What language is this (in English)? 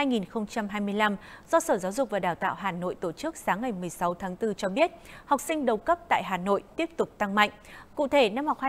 Vietnamese